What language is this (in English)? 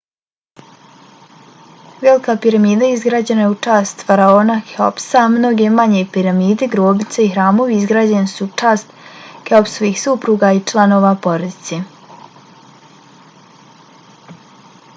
Bosnian